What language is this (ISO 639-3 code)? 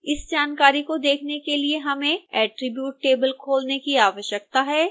hin